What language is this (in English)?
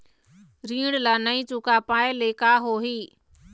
Chhattisgarhi